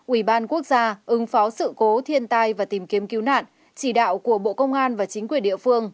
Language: Vietnamese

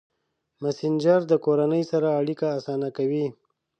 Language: Pashto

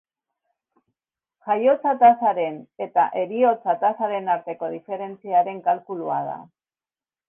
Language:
Basque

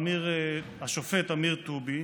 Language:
Hebrew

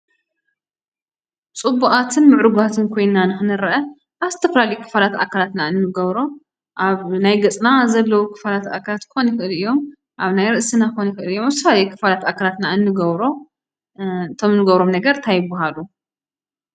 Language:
Tigrinya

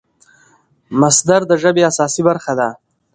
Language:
Pashto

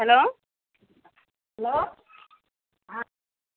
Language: Assamese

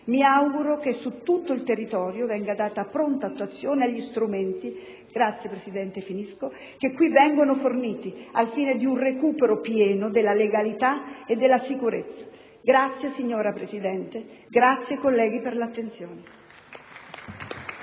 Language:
Italian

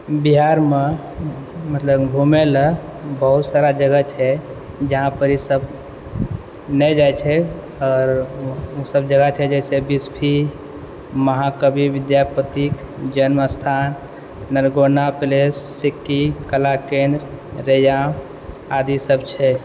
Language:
Maithili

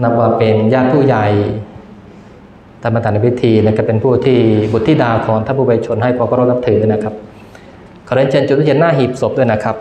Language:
Thai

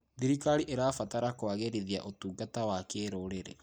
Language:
Kikuyu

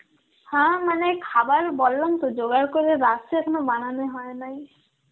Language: Bangla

